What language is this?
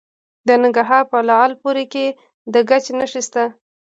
Pashto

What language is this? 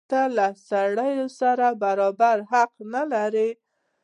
Pashto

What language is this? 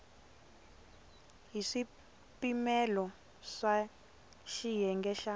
Tsonga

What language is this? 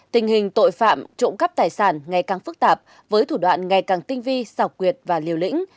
Vietnamese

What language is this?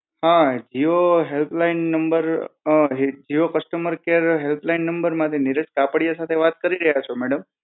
Gujarati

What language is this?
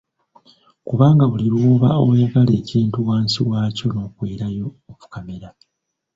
Ganda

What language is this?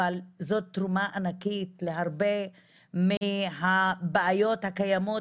Hebrew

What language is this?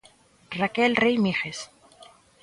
Galician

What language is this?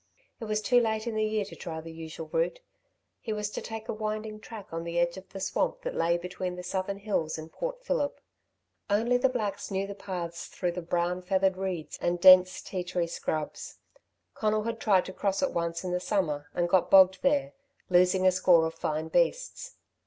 English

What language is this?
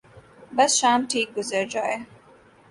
Urdu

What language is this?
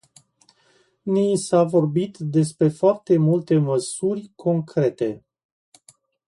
Romanian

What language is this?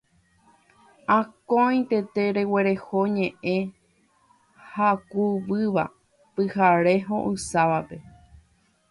Guarani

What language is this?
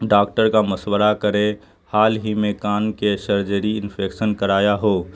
Urdu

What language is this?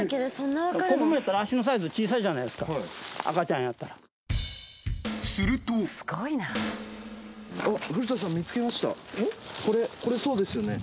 Japanese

